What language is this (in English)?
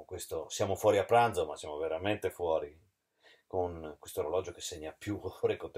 Italian